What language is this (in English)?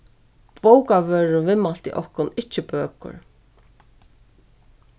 Faroese